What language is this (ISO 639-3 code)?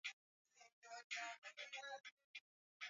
swa